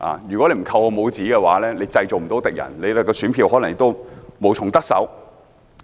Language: Cantonese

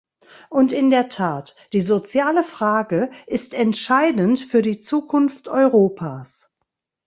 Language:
German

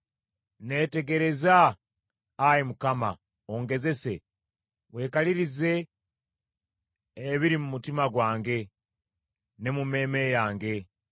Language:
Ganda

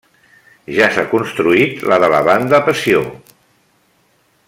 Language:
Catalan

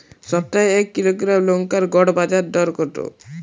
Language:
Bangla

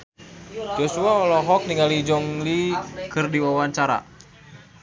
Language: Sundanese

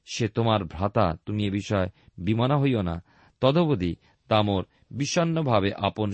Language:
Bangla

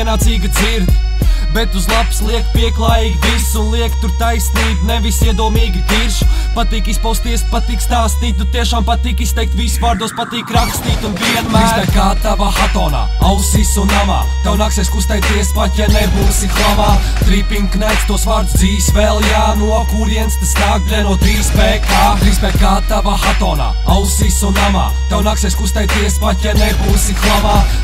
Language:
Latvian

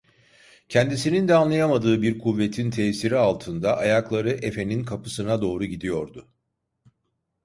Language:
Turkish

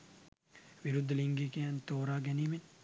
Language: Sinhala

